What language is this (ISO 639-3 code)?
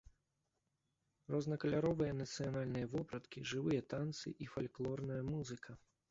bel